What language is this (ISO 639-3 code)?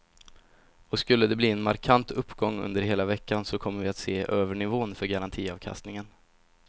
swe